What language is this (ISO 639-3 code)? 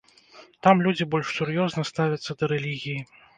bel